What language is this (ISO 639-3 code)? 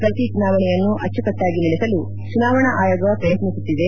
kan